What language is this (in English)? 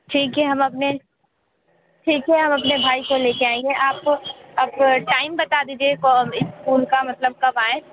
Hindi